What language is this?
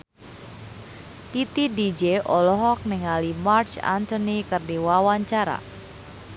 Sundanese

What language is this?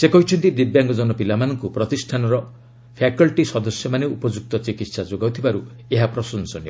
Odia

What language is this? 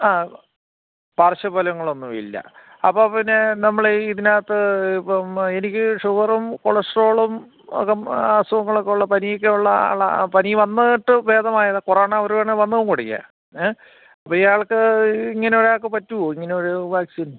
Malayalam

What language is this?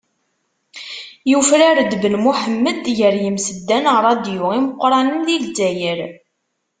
Kabyle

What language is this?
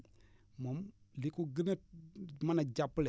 Wolof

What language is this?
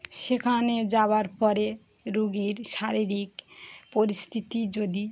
Bangla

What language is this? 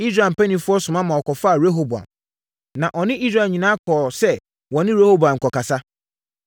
Akan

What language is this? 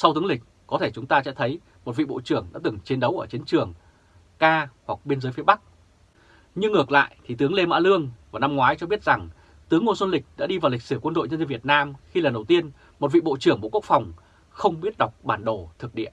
Vietnamese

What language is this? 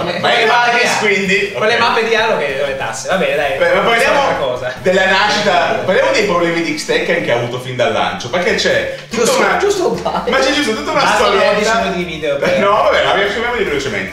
Italian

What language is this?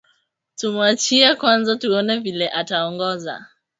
Swahili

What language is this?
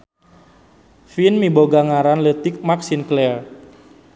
Sundanese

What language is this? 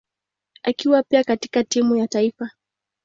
Swahili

